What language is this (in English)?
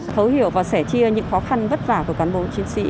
Vietnamese